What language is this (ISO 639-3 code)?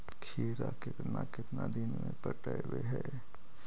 mag